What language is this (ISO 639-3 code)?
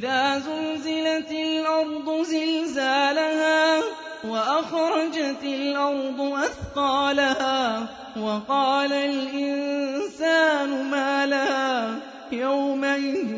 ara